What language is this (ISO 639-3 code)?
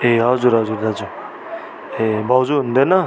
nep